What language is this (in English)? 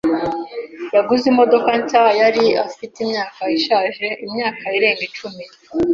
Kinyarwanda